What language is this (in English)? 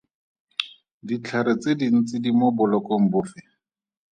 Tswana